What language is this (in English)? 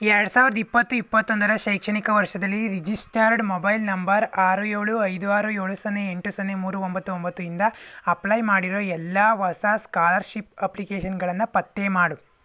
Kannada